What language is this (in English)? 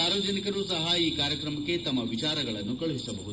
Kannada